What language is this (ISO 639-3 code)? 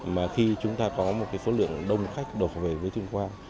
vie